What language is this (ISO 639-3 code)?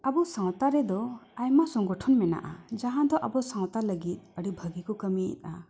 sat